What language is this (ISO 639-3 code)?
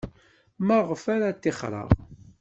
kab